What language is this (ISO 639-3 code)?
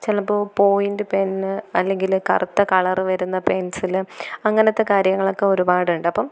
mal